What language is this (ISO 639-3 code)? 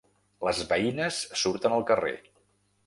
cat